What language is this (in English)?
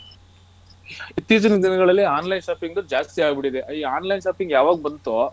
Kannada